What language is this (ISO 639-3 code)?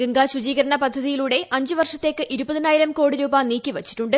mal